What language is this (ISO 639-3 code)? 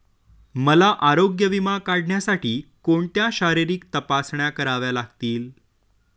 mar